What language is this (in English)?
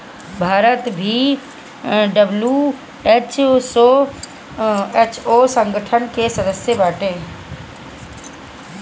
Bhojpuri